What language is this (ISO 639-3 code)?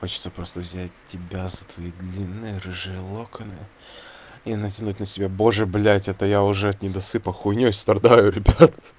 rus